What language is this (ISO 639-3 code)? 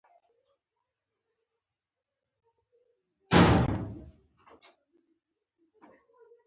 pus